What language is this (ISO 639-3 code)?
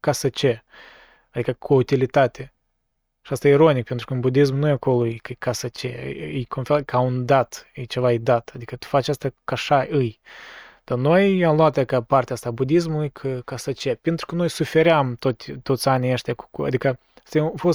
ron